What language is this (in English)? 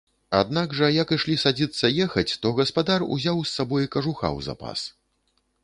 Belarusian